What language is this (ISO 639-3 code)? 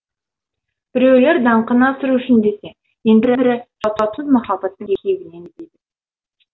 kaz